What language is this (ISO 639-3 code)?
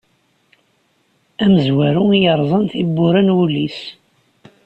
kab